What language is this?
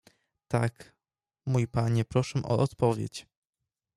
Polish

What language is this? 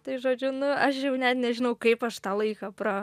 Lithuanian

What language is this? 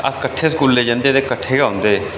Dogri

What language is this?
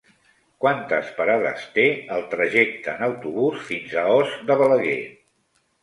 Catalan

